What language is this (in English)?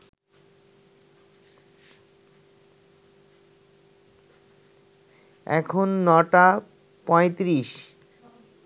Bangla